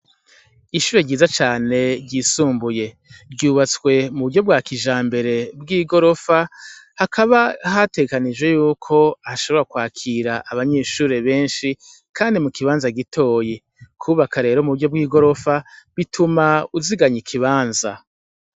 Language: Rundi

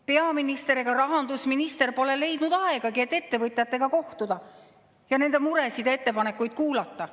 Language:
Estonian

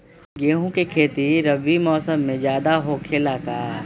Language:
Magahi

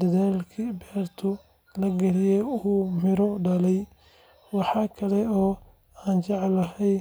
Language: Somali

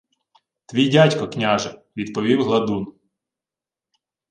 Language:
Ukrainian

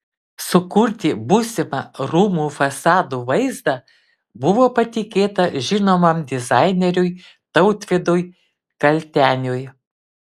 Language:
Lithuanian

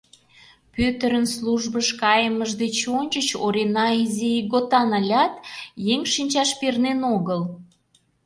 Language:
Mari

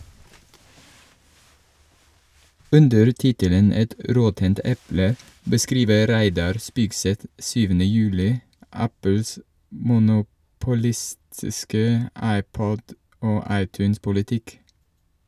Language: Norwegian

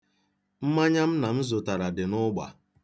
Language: Igbo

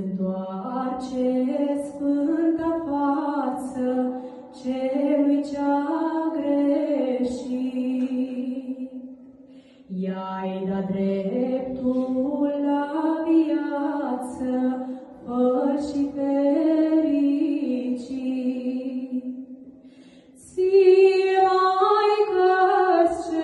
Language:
Romanian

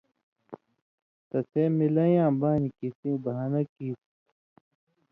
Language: Indus Kohistani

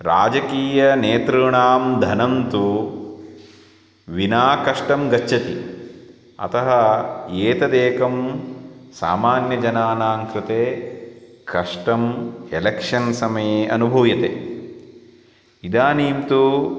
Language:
Sanskrit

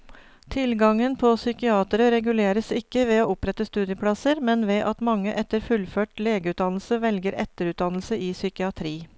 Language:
Norwegian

